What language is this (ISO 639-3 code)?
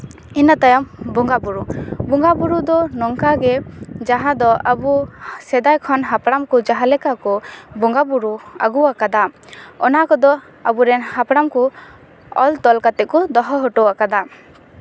sat